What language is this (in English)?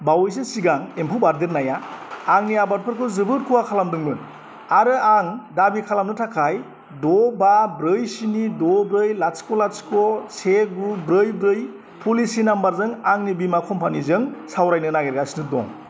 Bodo